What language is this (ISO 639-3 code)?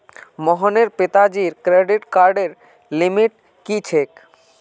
mag